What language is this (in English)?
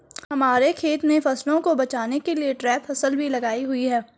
Hindi